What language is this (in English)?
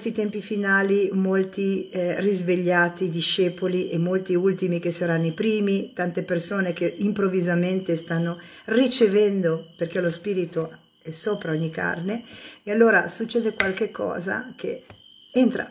Italian